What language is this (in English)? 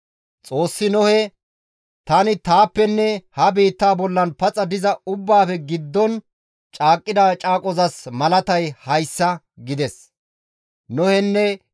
Gamo